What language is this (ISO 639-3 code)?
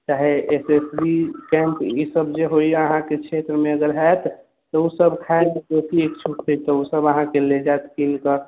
mai